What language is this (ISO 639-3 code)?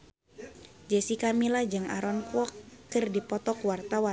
sun